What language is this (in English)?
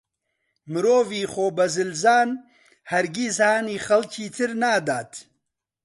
Central Kurdish